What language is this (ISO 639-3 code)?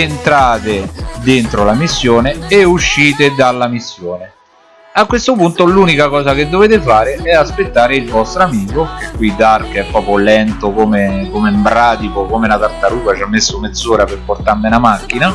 ita